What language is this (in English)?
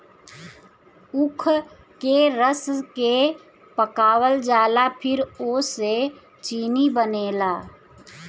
Bhojpuri